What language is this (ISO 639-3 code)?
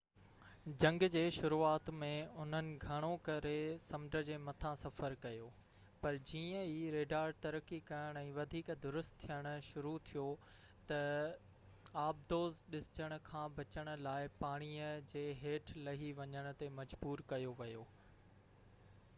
snd